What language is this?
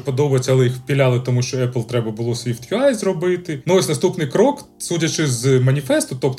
Ukrainian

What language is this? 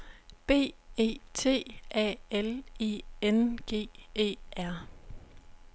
Danish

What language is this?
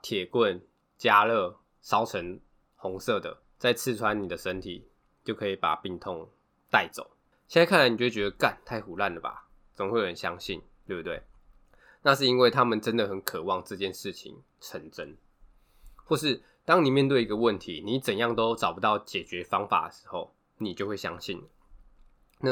Chinese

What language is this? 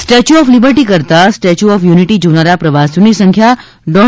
Gujarati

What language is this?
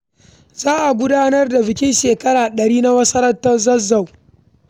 Hausa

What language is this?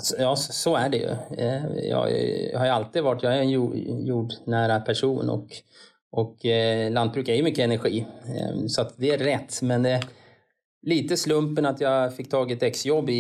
Swedish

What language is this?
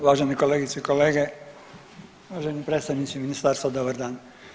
Croatian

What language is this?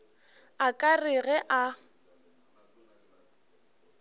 Northern Sotho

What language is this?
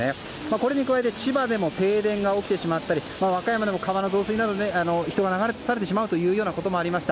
Japanese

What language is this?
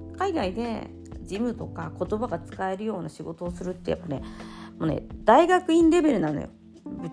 Japanese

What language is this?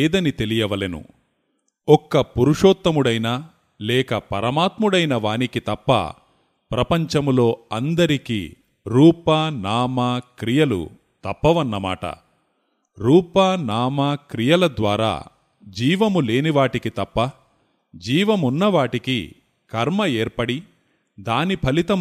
Telugu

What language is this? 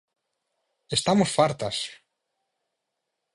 Galician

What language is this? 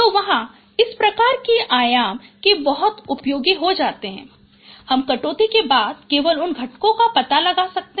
Hindi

